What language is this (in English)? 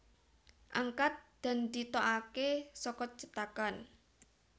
Javanese